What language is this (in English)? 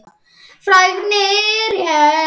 Icelandic